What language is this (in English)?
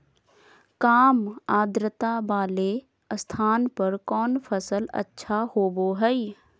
Magahi